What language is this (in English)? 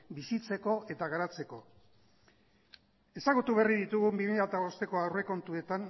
Basque